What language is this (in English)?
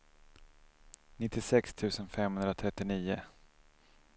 Swedish